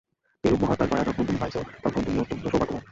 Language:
Bangla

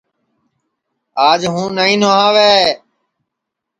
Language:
Sansi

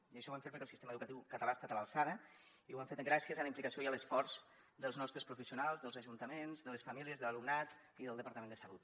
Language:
Catalan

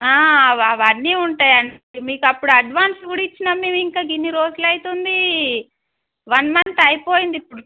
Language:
Telugu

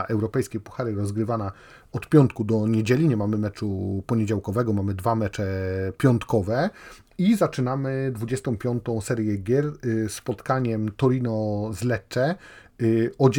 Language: Polish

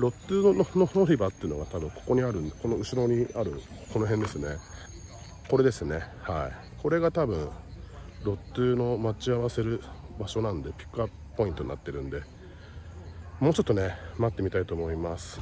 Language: Japanese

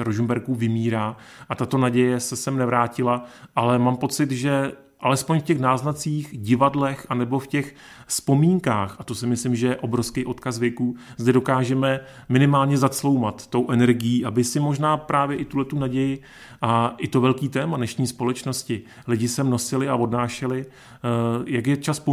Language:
Czech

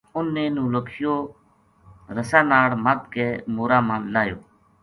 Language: Gujari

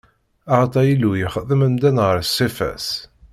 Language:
Kabyle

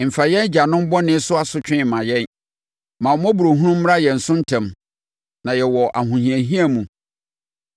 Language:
Akan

